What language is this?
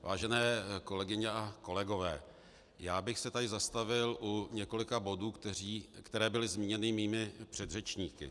Czech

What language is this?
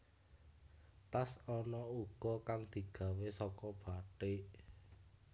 Javanese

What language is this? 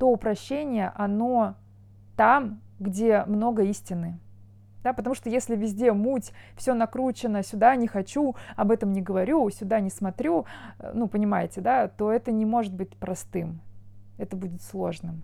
Russian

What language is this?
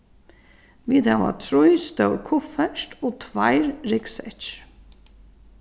Faroese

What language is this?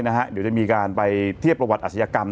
Thai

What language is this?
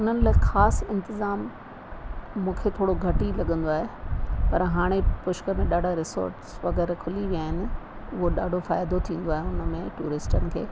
Sindhi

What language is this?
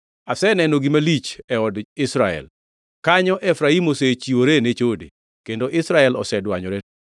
Luo (Kenya and Tanzania)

